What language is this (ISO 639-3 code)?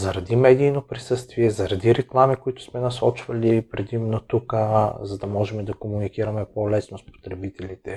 bul